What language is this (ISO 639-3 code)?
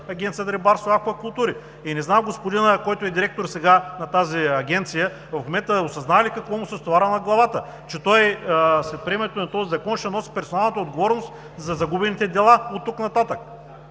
bul